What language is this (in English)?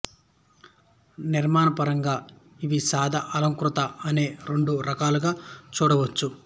Telugu